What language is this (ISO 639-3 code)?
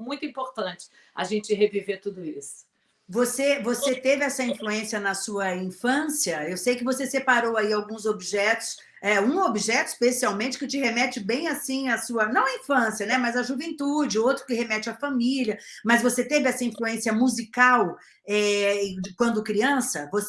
por